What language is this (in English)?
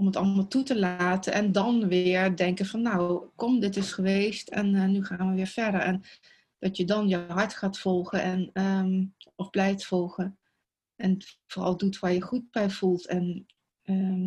Dutch